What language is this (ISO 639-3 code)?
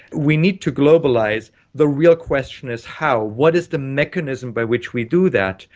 eng